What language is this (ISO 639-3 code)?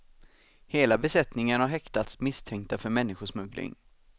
swe